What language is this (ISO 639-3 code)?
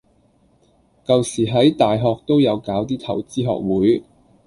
yue